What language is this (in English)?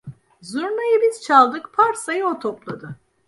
Turkish